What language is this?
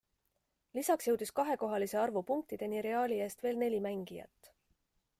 Estonian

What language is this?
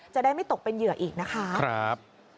Thai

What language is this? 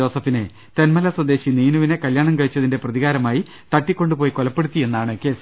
Malayalam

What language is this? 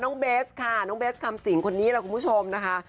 Thai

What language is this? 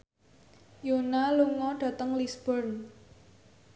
Javanese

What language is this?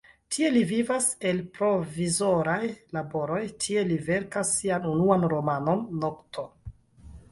Esperanto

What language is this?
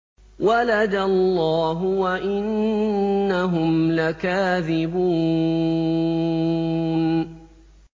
Arabic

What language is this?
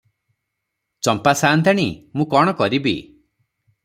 Odia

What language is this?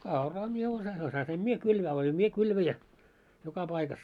Finnish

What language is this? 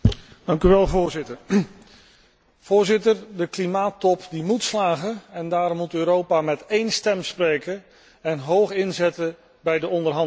Dutch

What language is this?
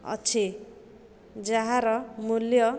Odia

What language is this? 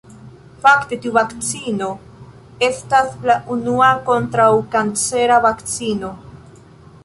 Esperanto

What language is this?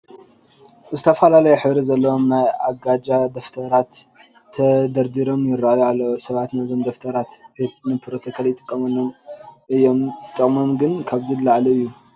Tigrinya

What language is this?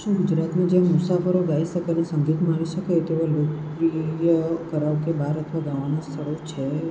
Gujarati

